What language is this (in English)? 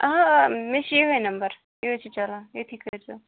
Kashmiri